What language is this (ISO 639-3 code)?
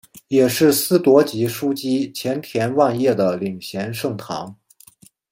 zho